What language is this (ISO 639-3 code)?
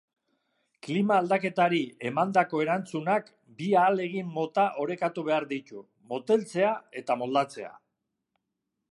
eus